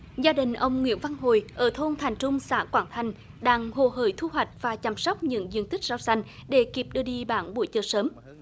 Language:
Vietnamese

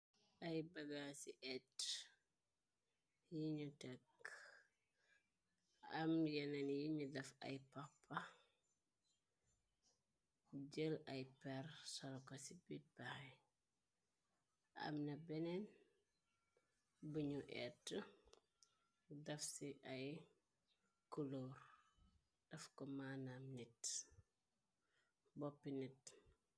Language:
Wolof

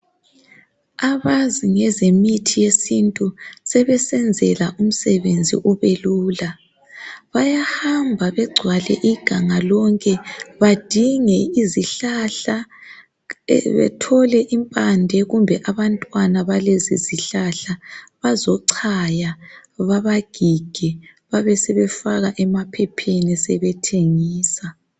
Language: North Ndebele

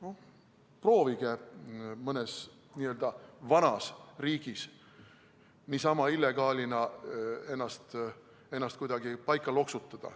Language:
Estonian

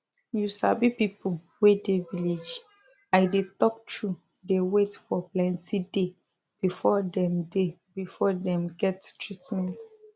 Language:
Nigerian Pidgin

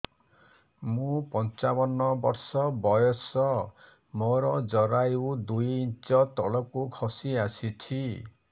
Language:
Odia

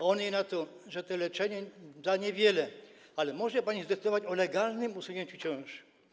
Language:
Polish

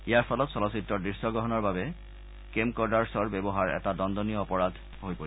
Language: Assamese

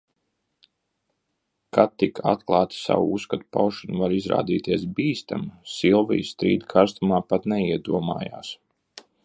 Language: Latvian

